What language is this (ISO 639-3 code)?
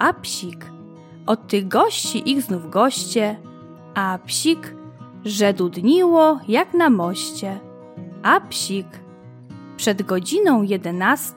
pol